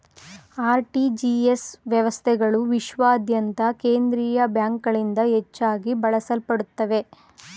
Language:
Kannada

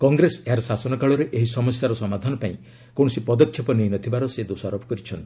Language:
Odia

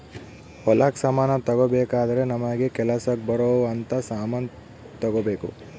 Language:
Kannada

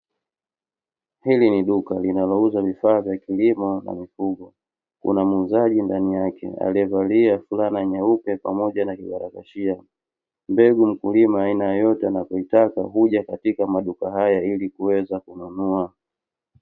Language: Swahili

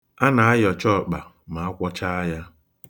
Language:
Igbo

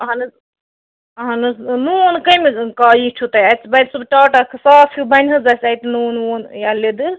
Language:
Kashmiri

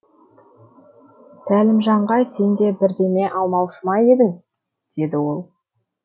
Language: Kazakh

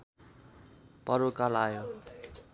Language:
Nepali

